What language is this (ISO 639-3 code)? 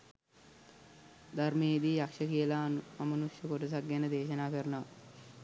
sin